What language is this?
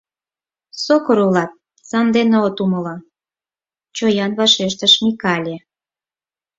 Mari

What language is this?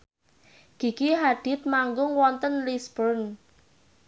Javanese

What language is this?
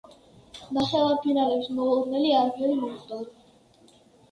Georgian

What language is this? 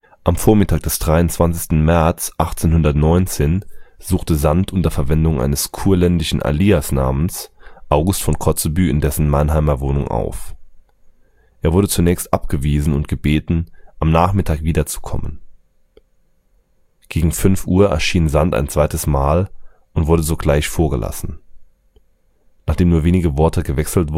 German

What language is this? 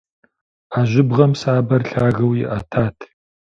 Kabardian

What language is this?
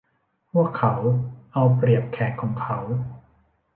Thai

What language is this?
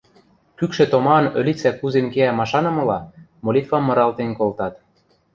Western Mari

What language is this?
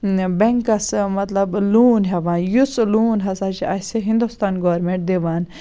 Kashmiri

